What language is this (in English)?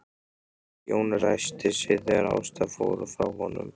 Icelandic